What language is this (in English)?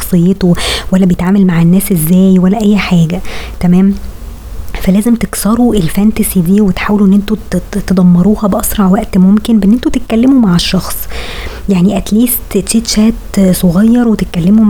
Arabic